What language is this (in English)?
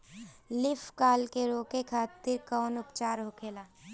Bhojpuri